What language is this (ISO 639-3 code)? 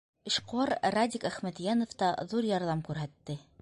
bak